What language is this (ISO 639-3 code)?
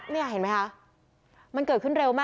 tha